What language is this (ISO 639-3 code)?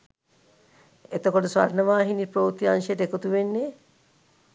sin